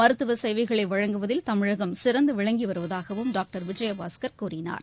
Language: Tamil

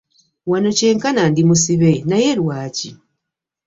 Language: Ganda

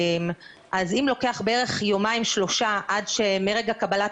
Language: Hebrew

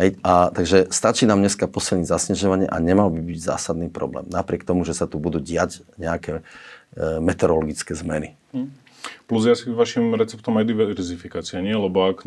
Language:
Slovak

